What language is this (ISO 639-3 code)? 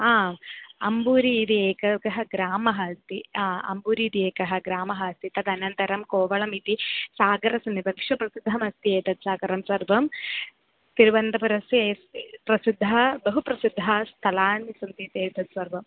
san